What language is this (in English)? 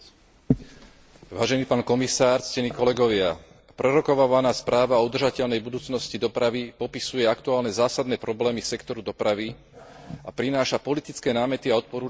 Slovak